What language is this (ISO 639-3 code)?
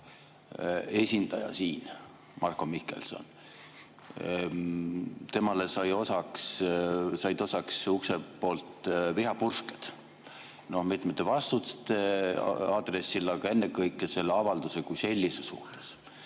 est